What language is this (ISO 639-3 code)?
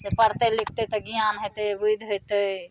mai